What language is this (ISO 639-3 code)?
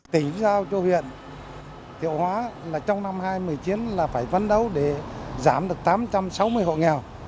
vie